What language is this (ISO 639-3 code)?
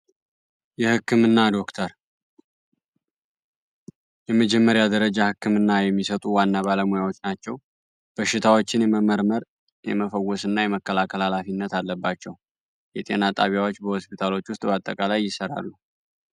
amh